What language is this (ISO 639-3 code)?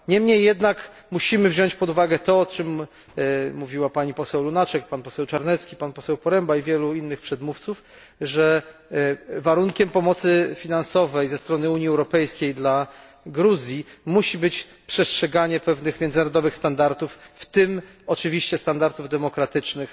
pol